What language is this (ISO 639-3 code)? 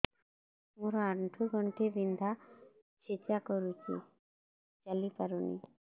ori